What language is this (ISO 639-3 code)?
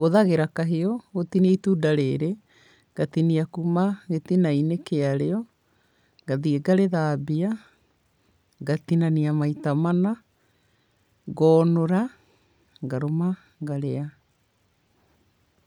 kik